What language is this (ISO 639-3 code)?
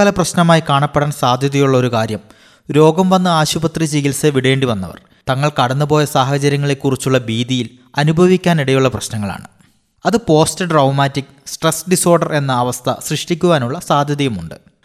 mal